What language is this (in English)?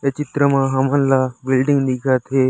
Chhattisgarhi